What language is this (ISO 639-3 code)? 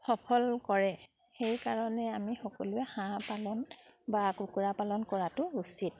asm